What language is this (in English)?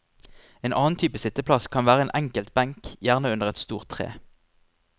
Norwegian